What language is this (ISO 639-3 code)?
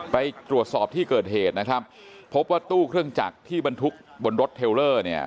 tha